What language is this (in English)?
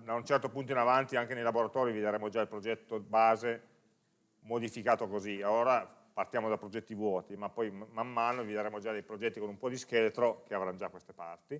Italian